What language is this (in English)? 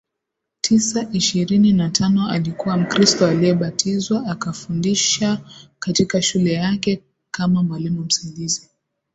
Swahili